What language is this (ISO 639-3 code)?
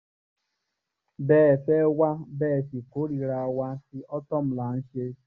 yor